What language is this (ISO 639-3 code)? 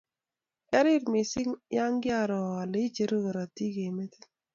kln